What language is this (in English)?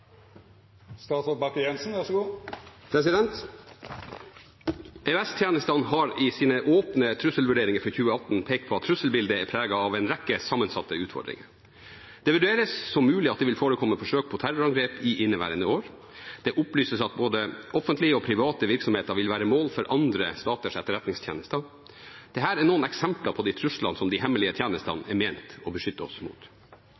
Norwegian Bokmål